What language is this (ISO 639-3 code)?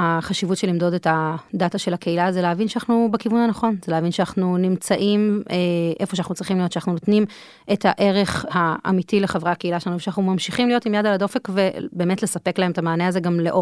heb